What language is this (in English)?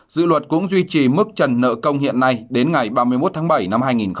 Vietnamese